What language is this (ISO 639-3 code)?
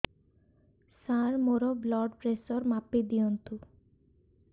ori